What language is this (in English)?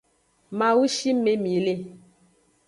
Aja (Benin)